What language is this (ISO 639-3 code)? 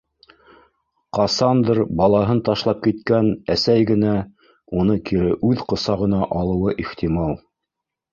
bak